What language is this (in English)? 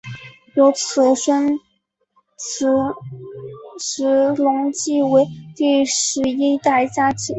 Chinese